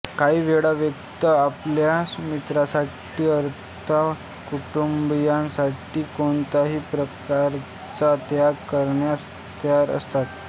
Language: Marathi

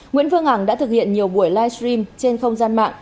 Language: Vietnamese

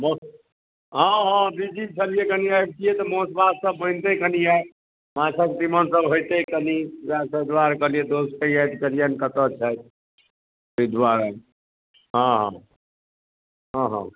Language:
Maithili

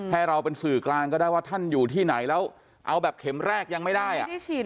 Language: Thai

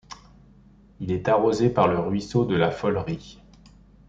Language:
French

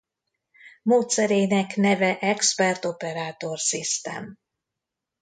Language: Hungarian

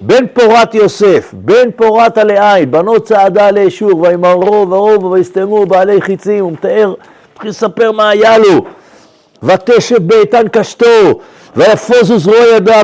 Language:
Hebrew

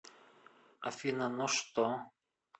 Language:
Russian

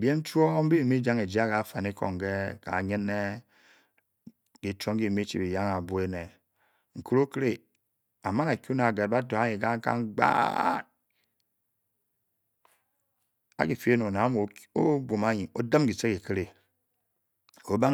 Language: Bokyi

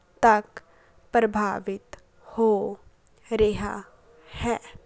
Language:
Punjabi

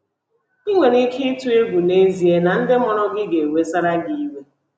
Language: Igbo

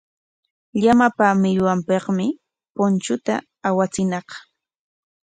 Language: Corongo Ancash Quechua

